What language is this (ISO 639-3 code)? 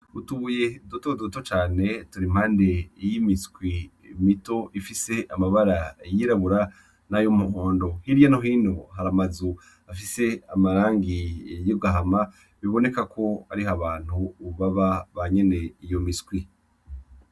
run